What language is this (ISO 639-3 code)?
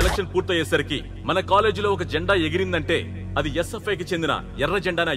hin